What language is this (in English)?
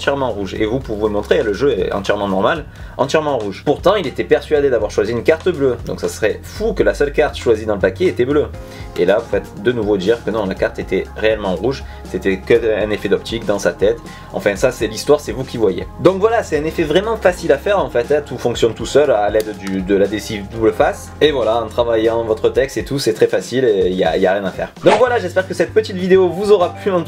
French